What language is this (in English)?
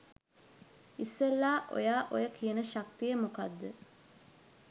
Sinhala